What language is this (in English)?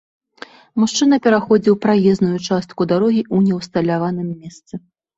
Belarusian